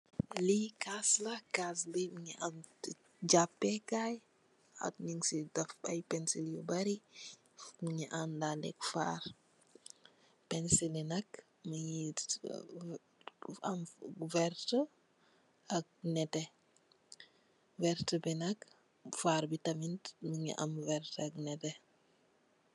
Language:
Wolof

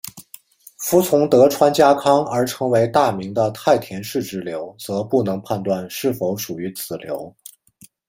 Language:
Chinese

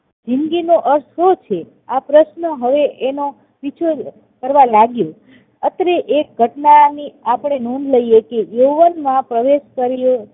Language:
Gujarati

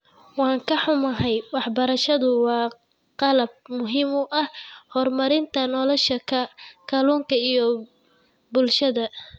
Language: Somali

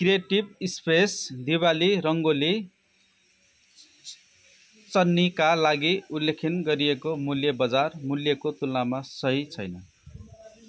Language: Nepali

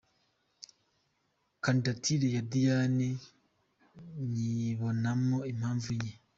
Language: Kinyarwanda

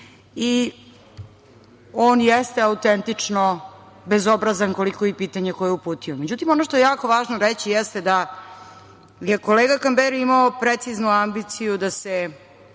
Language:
Serbian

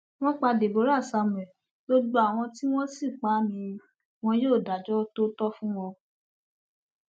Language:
Yoruba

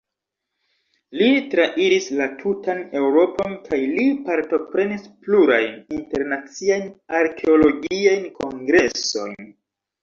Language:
Esperanto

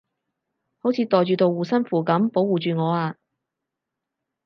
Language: Cantonese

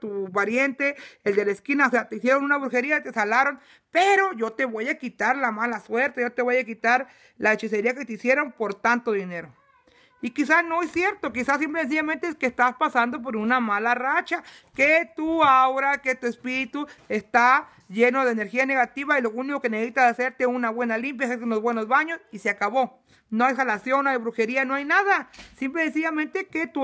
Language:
Spanish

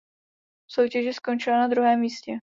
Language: Czech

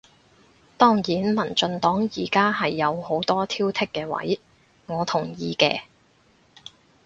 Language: Cantonese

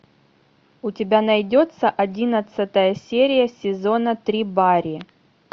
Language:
Russian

